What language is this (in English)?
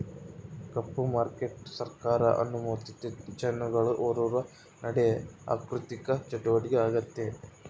Kannada